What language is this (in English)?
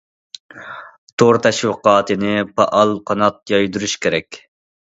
Uyghur